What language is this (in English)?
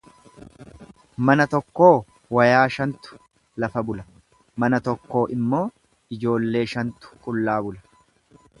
Oromo